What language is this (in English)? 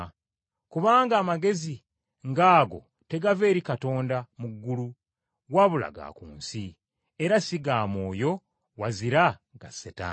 Ganda